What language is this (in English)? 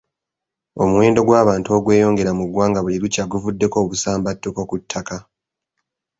Ganda